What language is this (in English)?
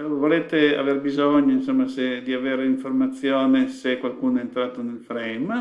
Italian